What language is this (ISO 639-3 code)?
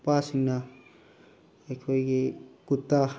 mni